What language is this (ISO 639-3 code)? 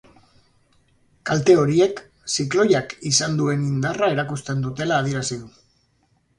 eus